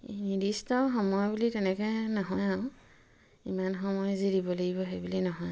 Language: Assamese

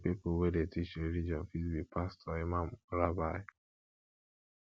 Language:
Nigerian Pidgin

